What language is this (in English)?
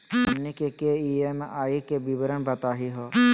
Magahi